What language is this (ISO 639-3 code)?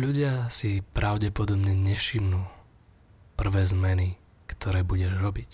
slk